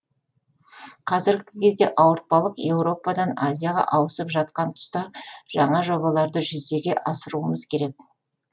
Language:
Kazakh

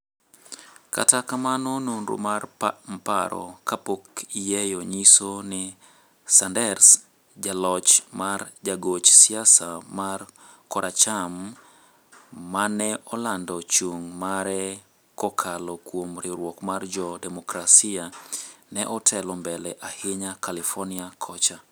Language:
Luo (Kenya and Tanzania)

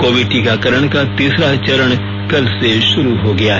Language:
Hindi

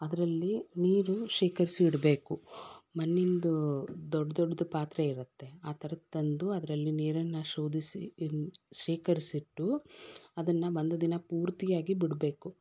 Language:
Kannada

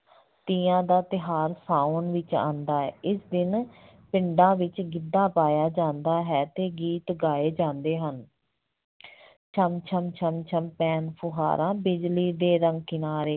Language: Punjabi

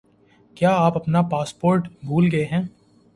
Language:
Urdu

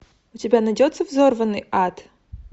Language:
Russian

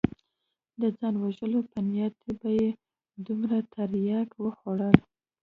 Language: Pashto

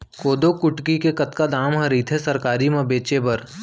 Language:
Chhattisgarhi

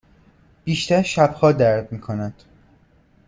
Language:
Persian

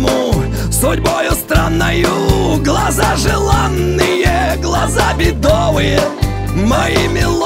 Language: Russian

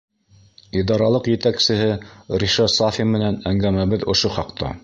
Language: Bashkir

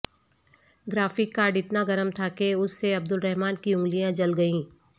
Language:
Urdu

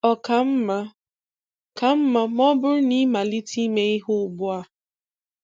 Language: Igbo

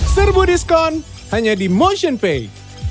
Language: Indonesian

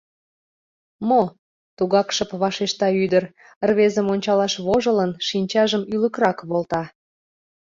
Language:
Mari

